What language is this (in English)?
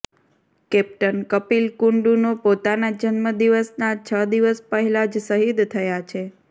Gujarati